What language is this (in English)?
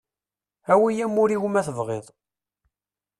Kabyle